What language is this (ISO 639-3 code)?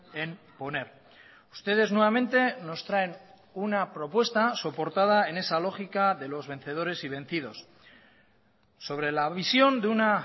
spa